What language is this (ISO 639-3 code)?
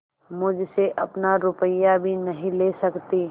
hin